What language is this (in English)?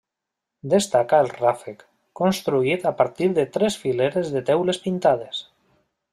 Catalan